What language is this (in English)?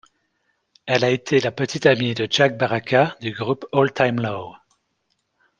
French